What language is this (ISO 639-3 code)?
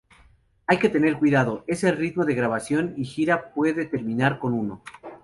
spa